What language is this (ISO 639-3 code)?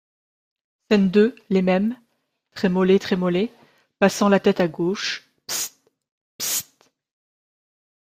fra